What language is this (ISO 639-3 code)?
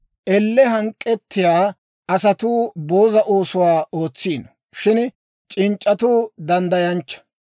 dwr